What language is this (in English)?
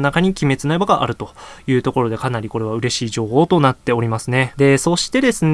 Japanese